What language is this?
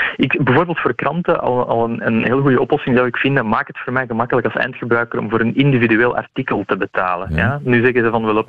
Dutch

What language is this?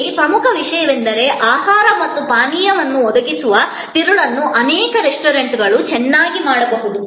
Kannada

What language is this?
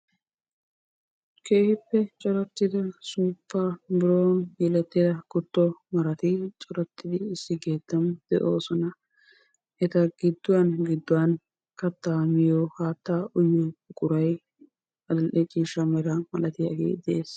Wolaytta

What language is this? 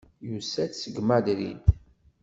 Kabyle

